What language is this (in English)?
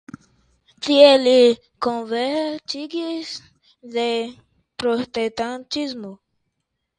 Esperanto